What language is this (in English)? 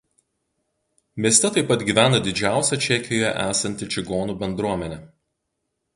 Lithuanian